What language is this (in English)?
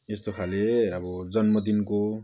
Nepali